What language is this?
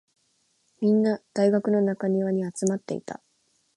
Japanese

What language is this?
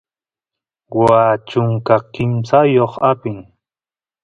Santiago del Estero Quichua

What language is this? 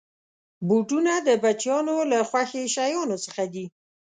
Pashto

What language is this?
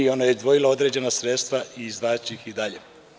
Serbian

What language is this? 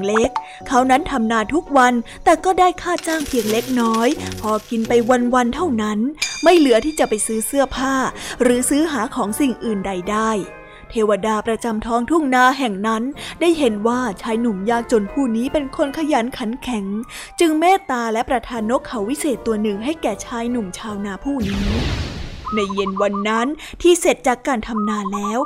Thai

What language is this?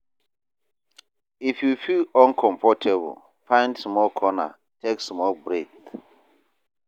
Nigerian Pidgin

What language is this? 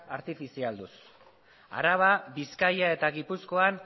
Basque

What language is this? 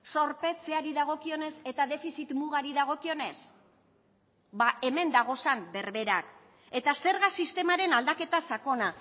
Basque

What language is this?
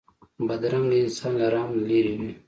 Pashto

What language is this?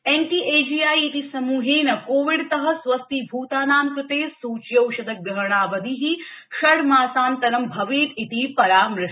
Sanskrit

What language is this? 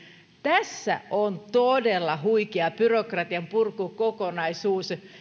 Finnish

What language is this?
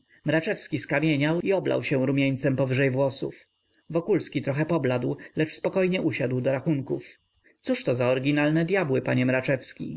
Polish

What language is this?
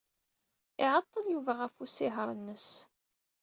Kabyle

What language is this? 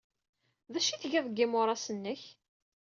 Kabyle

